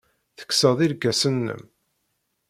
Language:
Kabyle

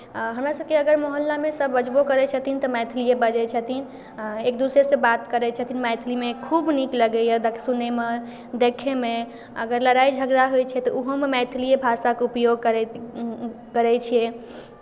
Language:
Maithili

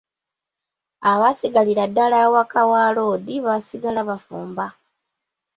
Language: Ganda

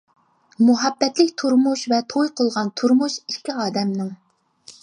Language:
Uyghur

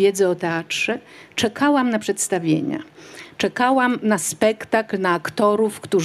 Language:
Polish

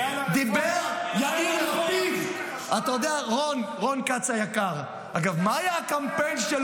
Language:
Hebrew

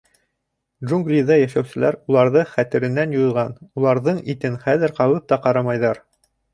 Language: Bashkir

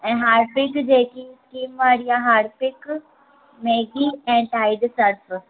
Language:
Sindhi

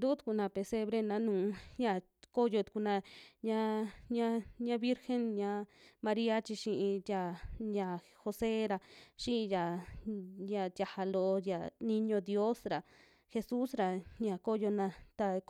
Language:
Western Juxtlahuaca Mixtec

